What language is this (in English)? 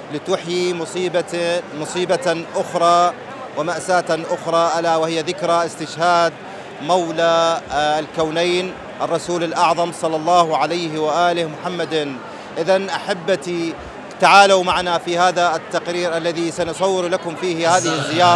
Arabic